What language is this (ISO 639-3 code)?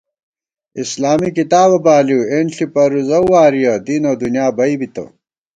gwt